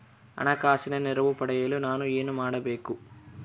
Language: Kannada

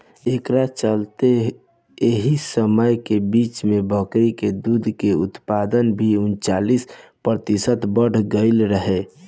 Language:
Bhojpuri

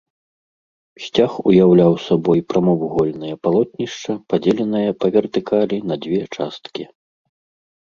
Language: Belarusian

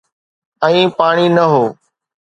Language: Sindhi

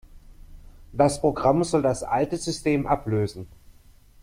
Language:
German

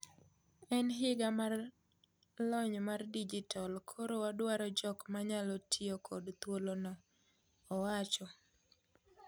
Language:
Luo (Kenya and Tanzania)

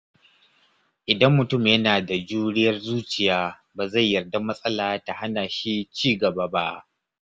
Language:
Hausa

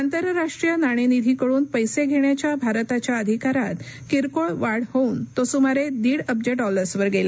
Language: Marathi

